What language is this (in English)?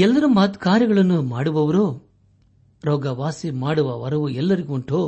Kannada